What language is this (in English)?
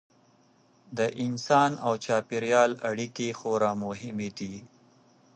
Pashto